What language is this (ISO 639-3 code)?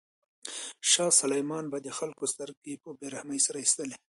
pus